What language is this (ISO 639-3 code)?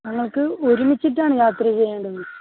mal